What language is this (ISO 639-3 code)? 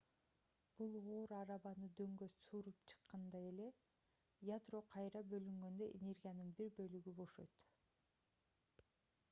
kir